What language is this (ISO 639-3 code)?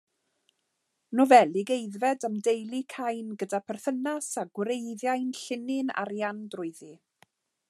cym